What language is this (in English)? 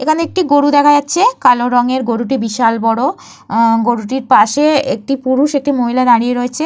Bangla